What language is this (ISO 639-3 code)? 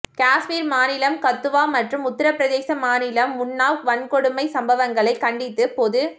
tam